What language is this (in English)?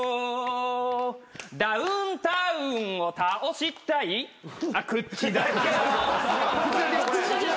Japanese